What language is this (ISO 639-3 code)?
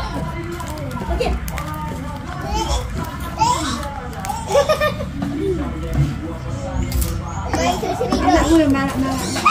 ind